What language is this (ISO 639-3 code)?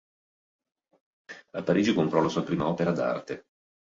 ita